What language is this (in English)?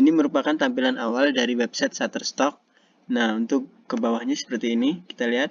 Indonesian